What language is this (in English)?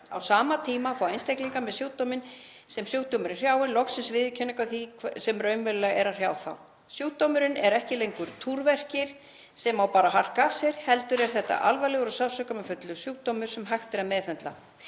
Icelandic